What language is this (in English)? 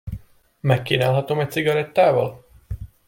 Hungarian